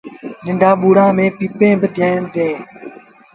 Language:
Sindhi Bhil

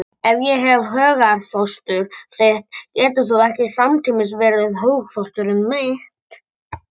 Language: Icelandic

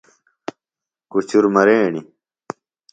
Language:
Phalura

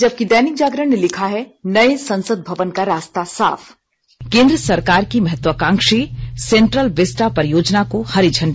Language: Hindi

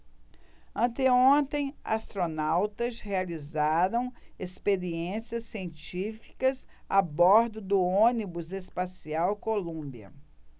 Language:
Portuguese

